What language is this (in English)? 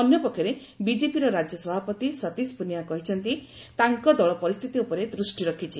Odia